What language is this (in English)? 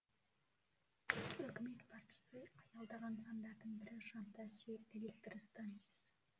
Kazakh